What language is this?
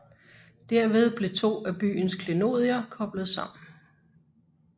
Danish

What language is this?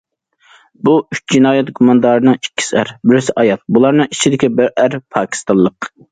Uyghur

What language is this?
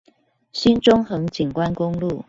Chinese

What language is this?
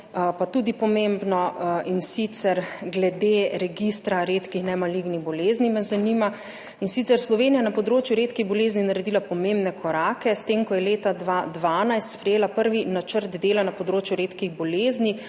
Slovenian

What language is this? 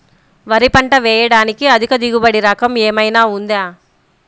Telugu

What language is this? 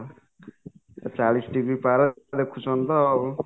Odia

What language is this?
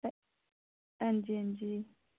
Dogri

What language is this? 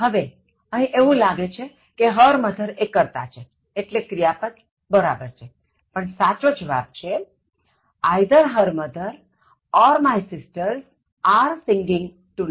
Gujarati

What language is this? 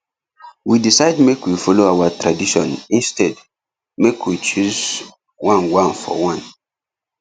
Nigerian Pidgin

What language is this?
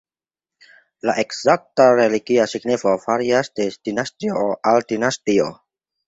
Esperanto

